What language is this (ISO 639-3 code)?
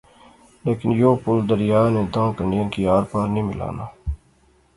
phr